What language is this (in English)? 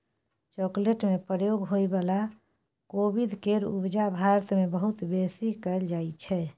Maithili